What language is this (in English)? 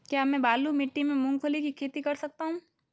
Hindi